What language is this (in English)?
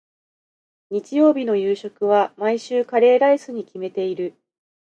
Japanese